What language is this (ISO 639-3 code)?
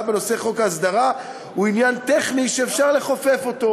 heb